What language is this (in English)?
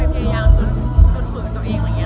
Thai